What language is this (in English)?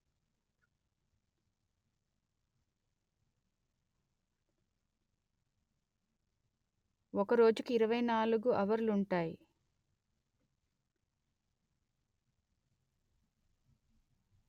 Telugu